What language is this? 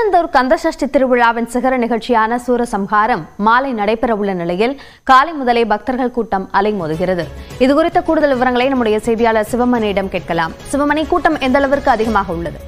Arabic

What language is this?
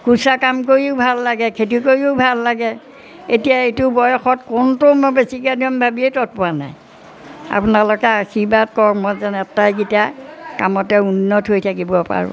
Assamese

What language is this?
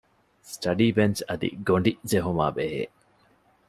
Divehi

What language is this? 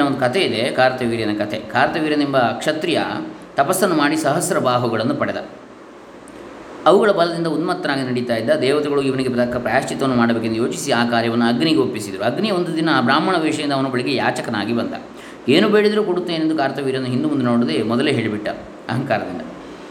Kannada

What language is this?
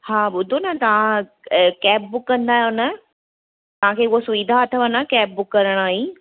Sindhi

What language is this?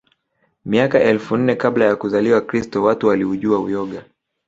Swahili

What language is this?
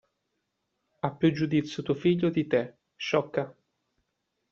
Italian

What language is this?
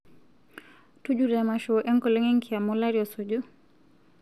Masai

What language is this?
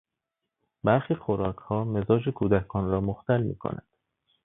Persian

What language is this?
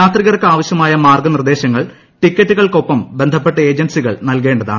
Malayalam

